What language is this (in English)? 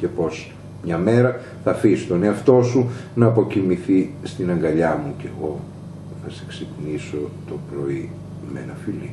Greek